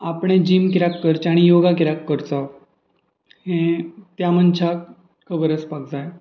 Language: Konkani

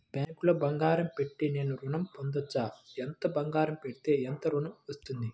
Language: Telugu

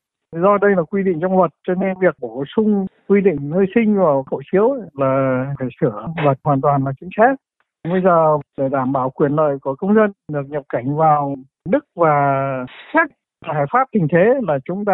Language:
Vietnamese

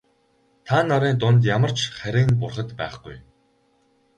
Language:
Mongolian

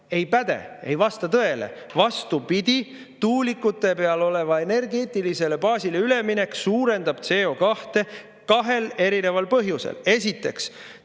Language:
Estonian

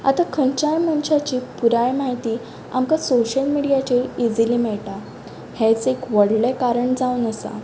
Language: Konkani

